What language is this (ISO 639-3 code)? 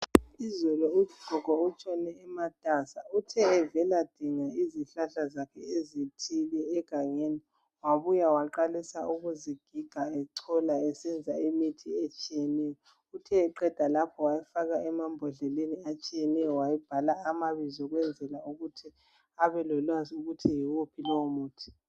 nde